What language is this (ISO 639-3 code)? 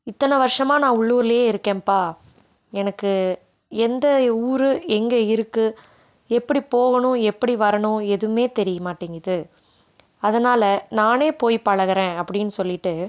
tam